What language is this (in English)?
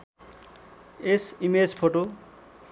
Nepali